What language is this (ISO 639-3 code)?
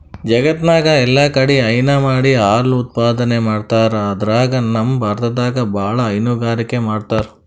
kan